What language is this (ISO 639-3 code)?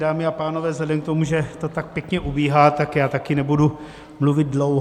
ces